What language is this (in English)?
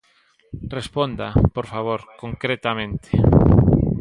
Galician